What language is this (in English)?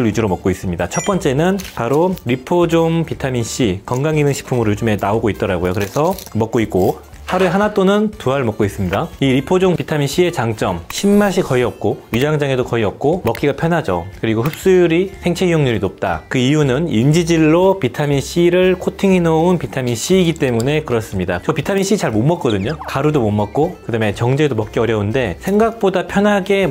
Korean